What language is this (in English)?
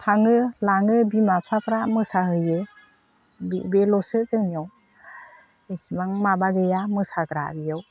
Bodo